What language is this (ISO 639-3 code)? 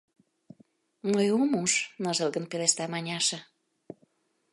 chm